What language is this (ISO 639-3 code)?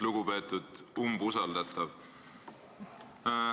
est